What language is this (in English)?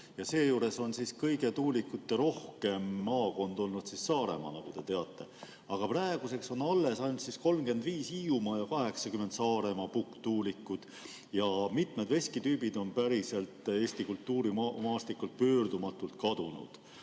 Estonian